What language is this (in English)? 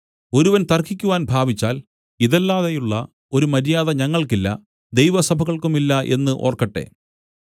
Malayalam